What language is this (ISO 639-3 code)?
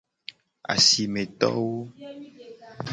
gej